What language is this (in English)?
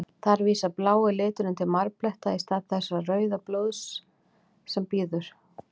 Icelandic